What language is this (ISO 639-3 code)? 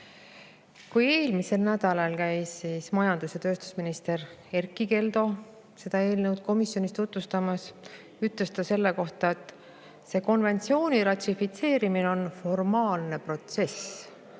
est